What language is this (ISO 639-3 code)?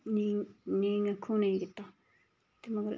doi